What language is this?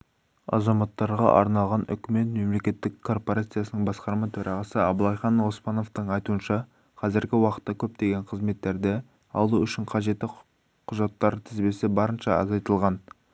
Kazakh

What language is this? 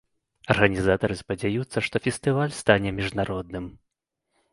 Belarusian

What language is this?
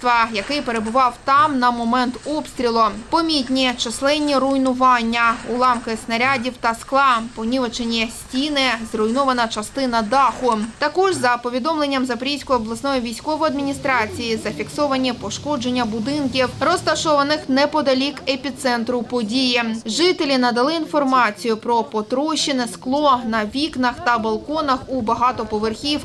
Ukrainian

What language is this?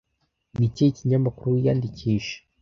Kinyarwanda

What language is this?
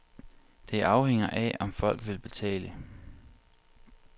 Danish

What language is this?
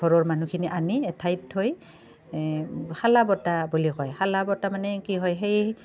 Assamese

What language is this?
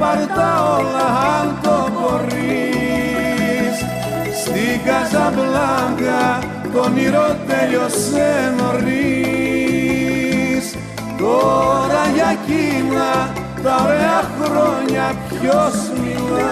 Greek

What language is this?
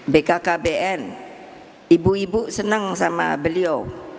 Indonesian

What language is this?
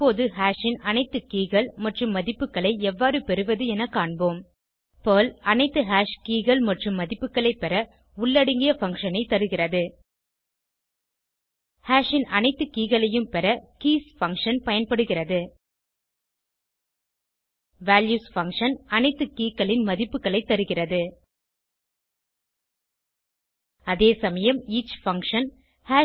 Tamil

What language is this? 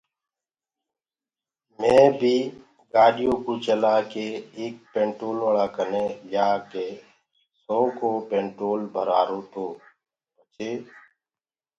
Gurgula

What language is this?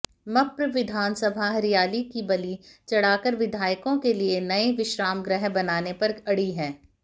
Hindi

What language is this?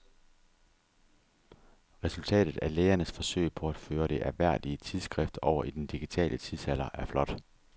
Danish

